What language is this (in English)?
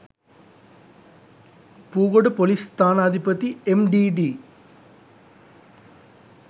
Sinhala